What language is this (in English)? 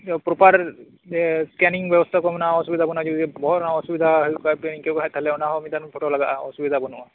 Santali